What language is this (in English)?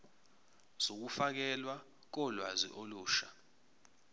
Zulu